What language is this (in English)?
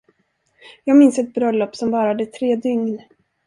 Swedish